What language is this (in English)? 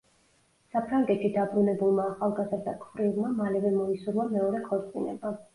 Georgian